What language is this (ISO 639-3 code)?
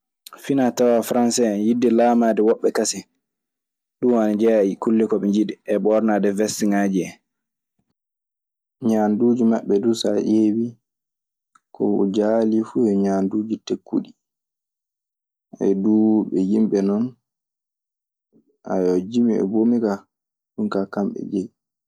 ffm